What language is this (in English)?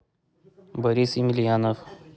Russian